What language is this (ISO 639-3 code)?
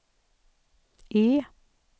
swe